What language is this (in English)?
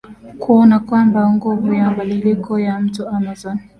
Swahili